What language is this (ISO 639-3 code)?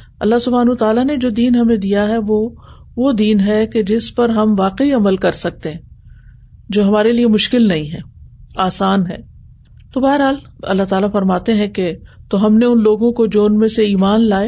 urd